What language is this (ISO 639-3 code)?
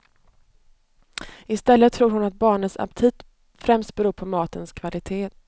swe